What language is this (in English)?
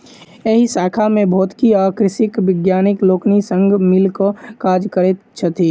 Maithili